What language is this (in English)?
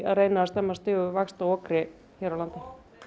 Icelandic